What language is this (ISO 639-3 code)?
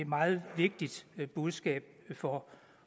dan